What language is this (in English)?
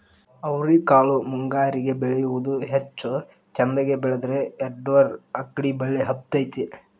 Kannada